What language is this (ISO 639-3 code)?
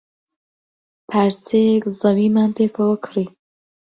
ckb